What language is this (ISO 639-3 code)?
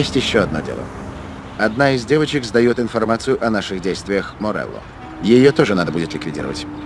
rus